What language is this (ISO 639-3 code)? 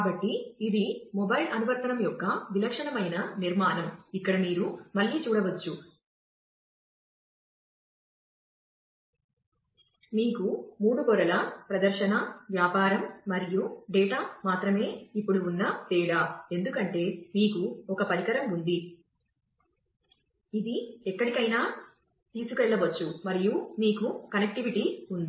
tel